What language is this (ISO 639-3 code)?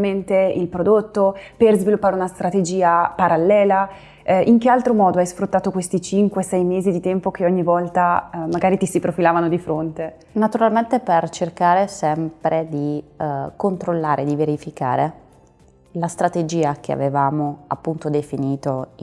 ita